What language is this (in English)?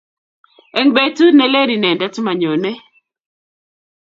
Kalenjin